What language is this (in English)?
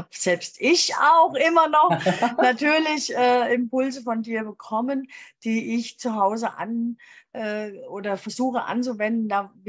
German